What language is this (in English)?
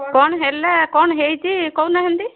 Odia